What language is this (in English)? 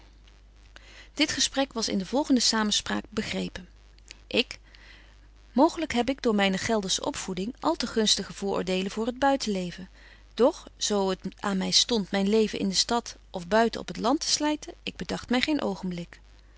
Dutch